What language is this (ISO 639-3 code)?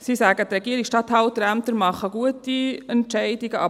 gsw